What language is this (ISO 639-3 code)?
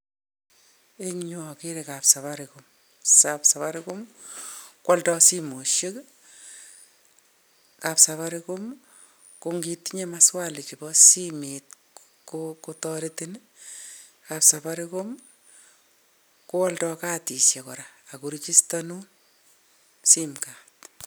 kln